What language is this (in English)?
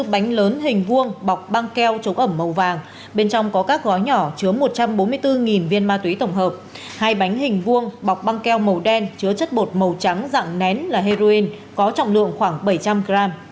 Vietnamese